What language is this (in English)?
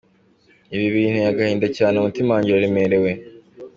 Kinyarwanda